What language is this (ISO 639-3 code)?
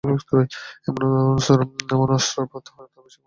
ben